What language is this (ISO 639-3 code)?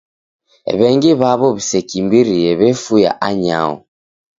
dav